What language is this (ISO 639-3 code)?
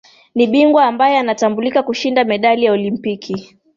swa